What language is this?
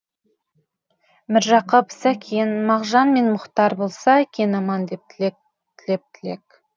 Kazakh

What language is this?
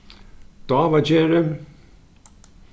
Faroese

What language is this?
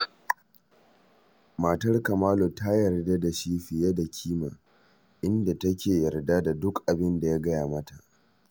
Hausa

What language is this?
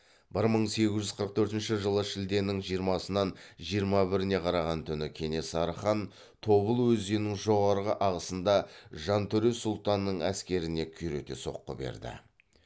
Kazakh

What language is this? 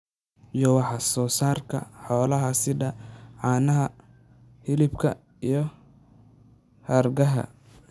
Somali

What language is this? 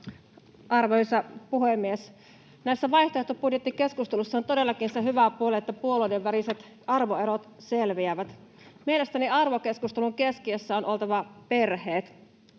Finnish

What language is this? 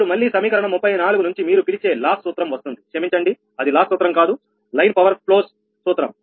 Telugu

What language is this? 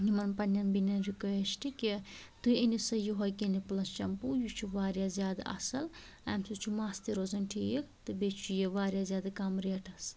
Kashmiri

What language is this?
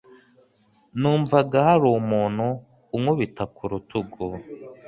Kinyarwanda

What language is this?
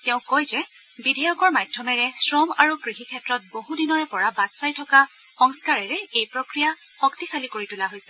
Assamese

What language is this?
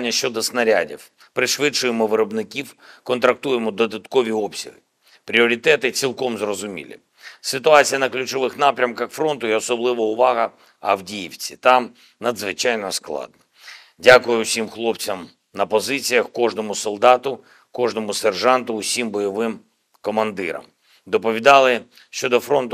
Ukrainian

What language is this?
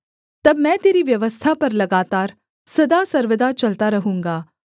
Hindi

